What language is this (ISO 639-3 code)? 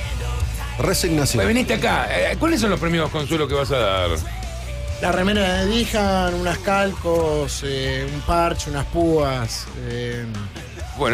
spa